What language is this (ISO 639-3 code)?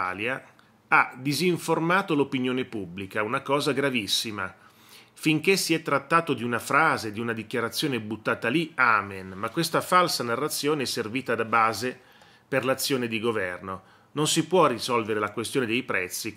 ita